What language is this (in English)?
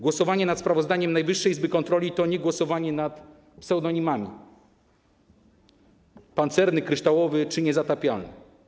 Polish